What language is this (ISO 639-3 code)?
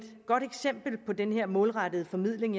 dan